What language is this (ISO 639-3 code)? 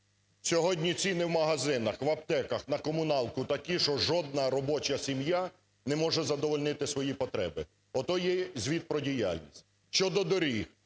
ukr